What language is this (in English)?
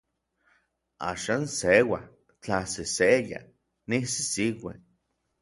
Orizaba Nahuatl